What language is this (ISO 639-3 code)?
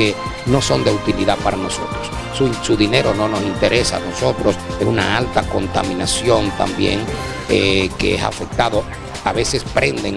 spa